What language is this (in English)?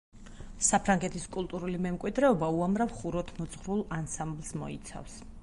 Georgian